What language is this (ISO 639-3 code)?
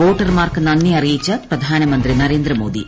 mal